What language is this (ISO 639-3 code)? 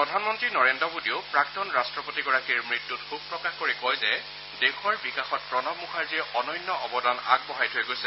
asm